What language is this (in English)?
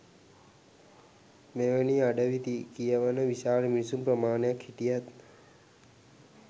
Sinhala